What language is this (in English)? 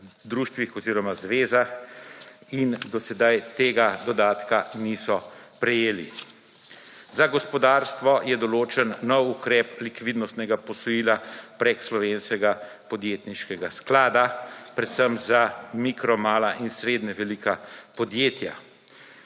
Slovenian